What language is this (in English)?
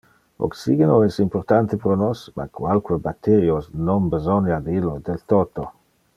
Interlingua